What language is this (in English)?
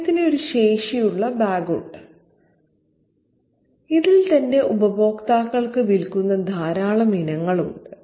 Malayalam